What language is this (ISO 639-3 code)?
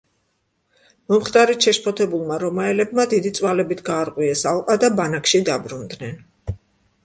kat